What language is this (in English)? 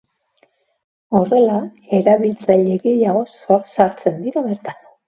Basque